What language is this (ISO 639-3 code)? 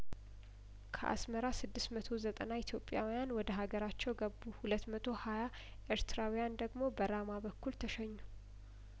amh